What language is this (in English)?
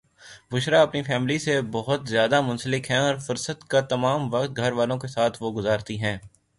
Urdu